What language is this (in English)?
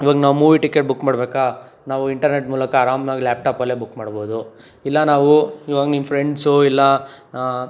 Kannada